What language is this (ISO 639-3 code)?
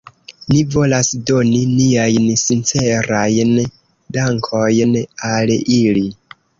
epo